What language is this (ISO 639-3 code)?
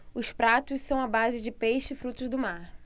por